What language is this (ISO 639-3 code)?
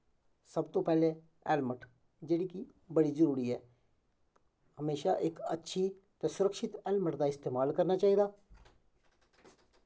doi